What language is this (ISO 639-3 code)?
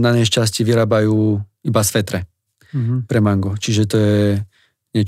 slk